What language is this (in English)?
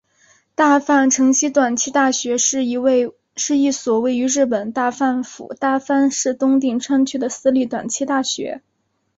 Chinese